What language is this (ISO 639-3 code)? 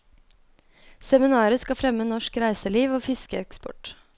nor